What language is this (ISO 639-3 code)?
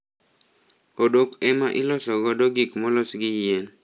luo